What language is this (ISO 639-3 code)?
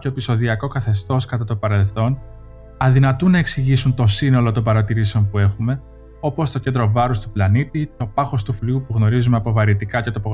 ell